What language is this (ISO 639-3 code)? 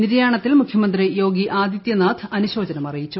mal